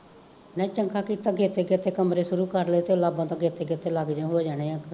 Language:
Punjabi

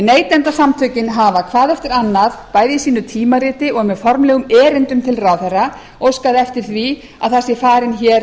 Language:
Icelandic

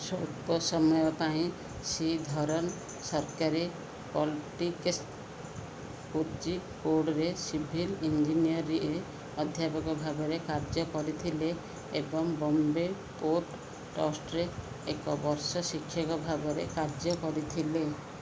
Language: Odia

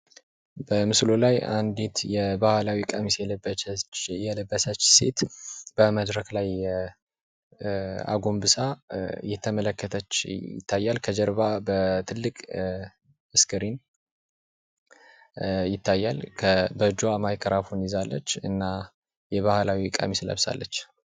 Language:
Amharic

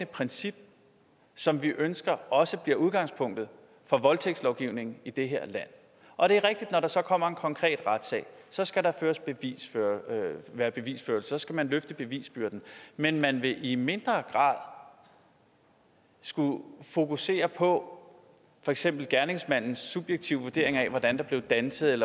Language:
Danish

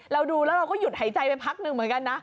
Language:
Thai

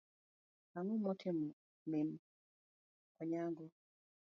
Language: Luo (Kenya and Tanzania)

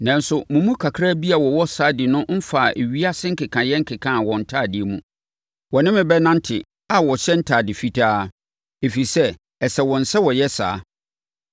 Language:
Akan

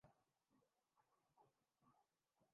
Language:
Urdu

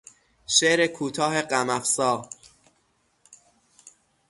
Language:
Persian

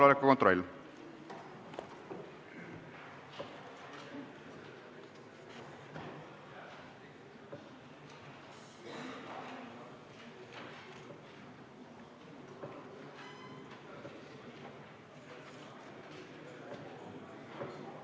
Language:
Estonian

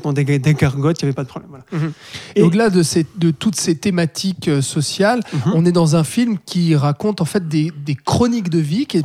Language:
French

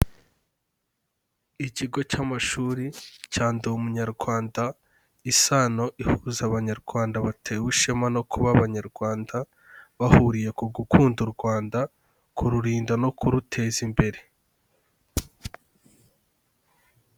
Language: Kinyarwanda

